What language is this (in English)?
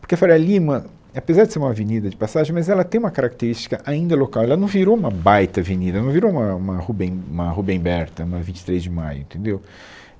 Portuguese